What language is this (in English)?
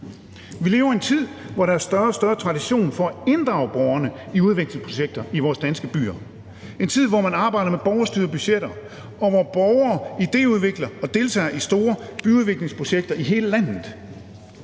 Danish